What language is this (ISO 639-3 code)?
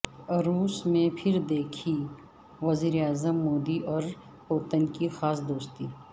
urd